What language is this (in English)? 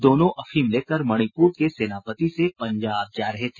Hindi